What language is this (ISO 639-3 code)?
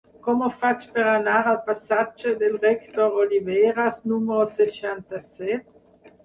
cat